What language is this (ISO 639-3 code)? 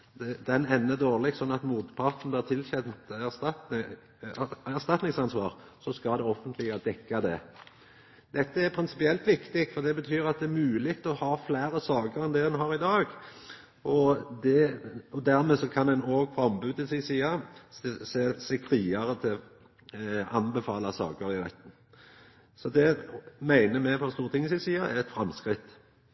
nno